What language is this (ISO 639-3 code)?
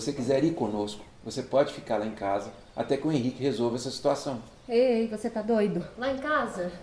por